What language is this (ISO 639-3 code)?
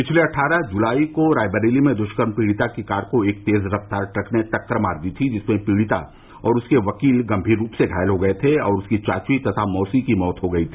hin